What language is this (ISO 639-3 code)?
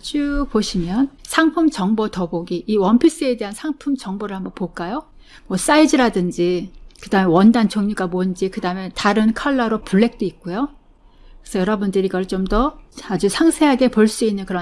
kor